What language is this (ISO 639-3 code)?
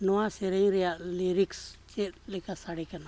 sat